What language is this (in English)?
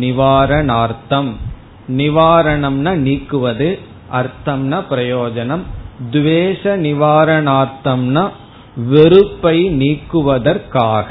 Tamil